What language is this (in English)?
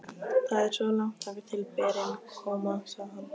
Icelandic